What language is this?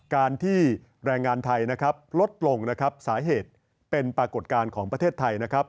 Thai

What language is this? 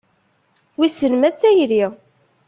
Kabyle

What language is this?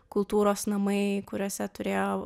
Lithuanian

